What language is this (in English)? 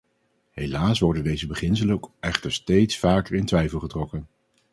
Dutch